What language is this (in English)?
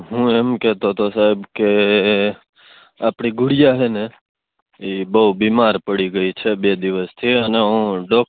Gujarati